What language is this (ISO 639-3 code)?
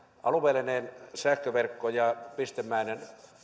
fin